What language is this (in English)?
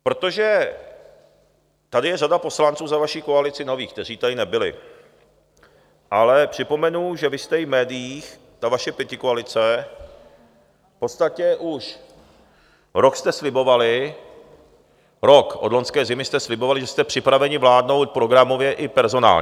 Czech